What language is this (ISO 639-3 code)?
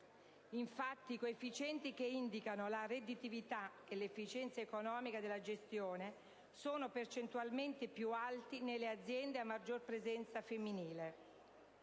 ita